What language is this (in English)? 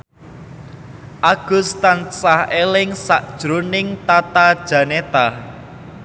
Javanese